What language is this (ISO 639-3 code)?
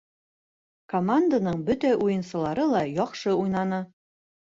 bak